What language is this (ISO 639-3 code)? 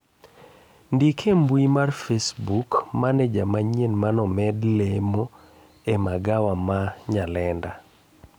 luo